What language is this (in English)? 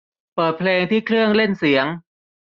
Thai